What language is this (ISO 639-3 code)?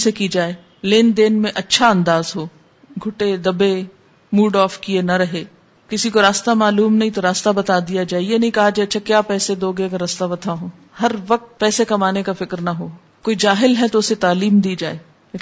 urd